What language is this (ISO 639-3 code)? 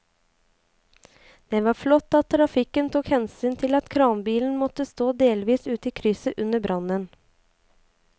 nor